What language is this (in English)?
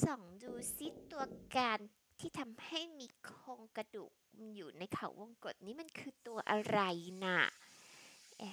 Thai